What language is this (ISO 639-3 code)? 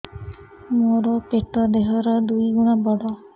ori